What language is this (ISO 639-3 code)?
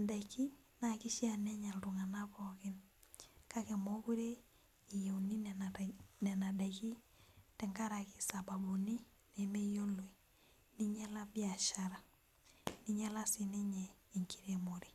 mas